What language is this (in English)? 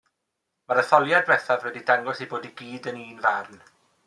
Welsh